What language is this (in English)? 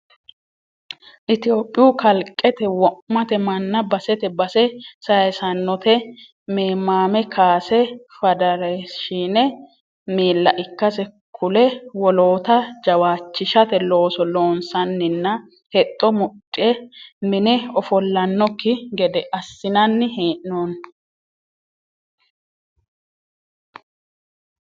Sidamo